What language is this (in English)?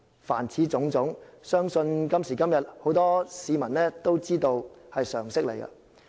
Cantonese